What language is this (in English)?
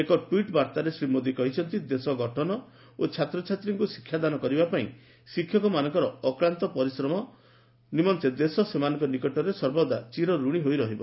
Odia